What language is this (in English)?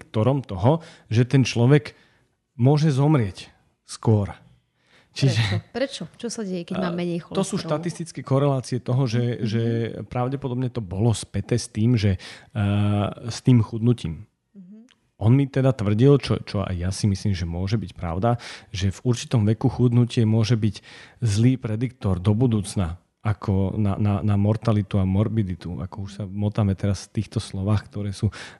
Slovak